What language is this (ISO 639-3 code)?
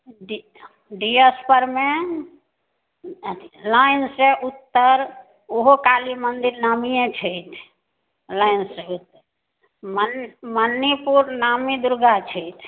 mai